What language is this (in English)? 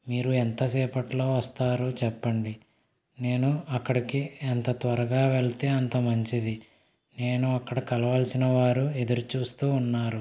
Telugu